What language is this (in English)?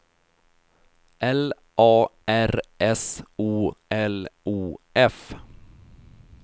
Swedish